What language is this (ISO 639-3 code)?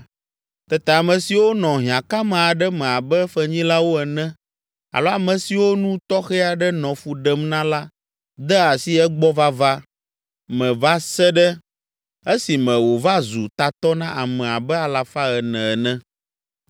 ewe